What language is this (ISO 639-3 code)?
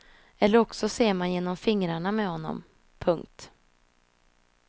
swe